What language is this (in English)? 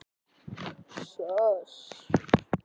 Icelandic